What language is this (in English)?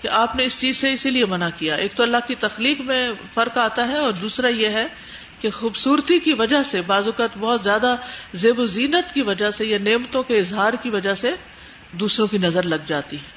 Urdu